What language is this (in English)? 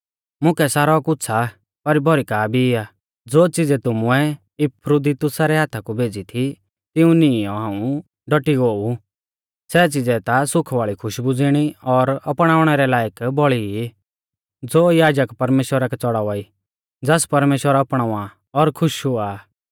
Mahasu Pahari